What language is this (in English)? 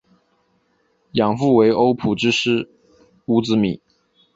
Chinese